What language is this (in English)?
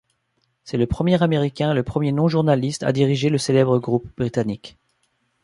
French